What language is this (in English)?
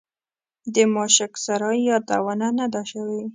Pashto